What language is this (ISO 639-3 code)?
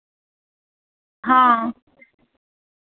doi